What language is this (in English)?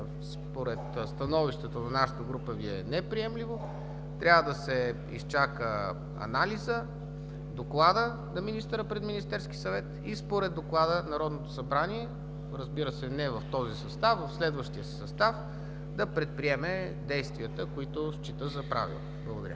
Bulgarian